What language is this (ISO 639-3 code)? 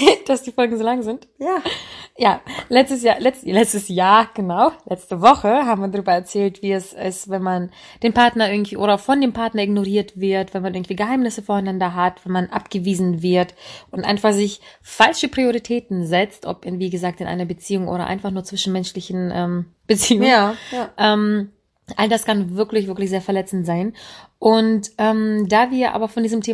deu